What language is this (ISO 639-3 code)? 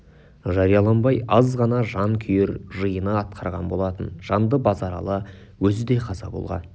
kaz